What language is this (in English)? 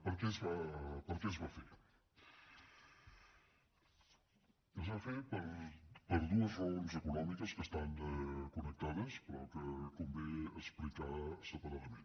Catalan